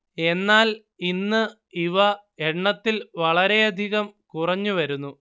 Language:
Malayalam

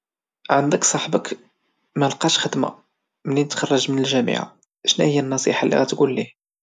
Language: Moroccan Arabic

